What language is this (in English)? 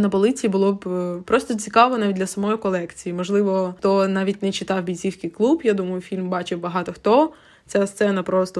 Ukrainian